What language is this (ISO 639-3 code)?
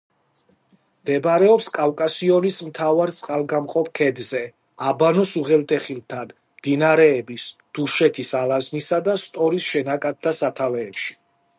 kat